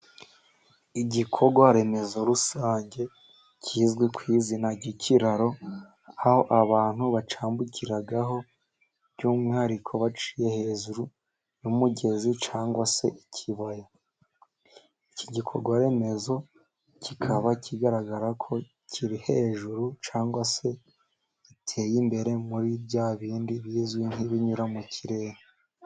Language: Kinyarwanda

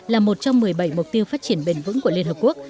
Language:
Vietnamese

